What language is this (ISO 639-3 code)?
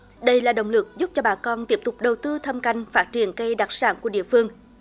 vie